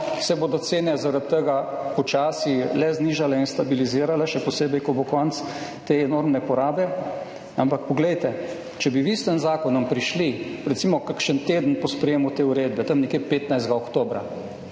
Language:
Slovenian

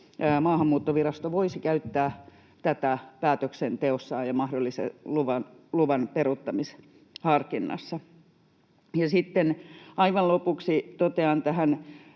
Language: Finnish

